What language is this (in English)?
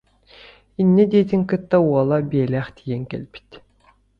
Yakut